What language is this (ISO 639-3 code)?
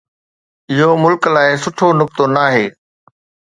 snd